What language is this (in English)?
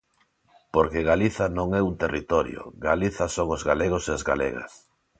Galician